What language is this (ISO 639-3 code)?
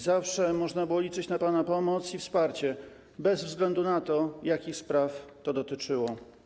pol